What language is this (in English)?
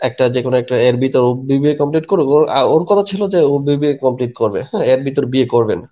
Bangla